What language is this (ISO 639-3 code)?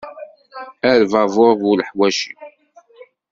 kab